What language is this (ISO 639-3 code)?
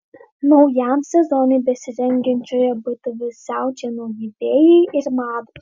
lit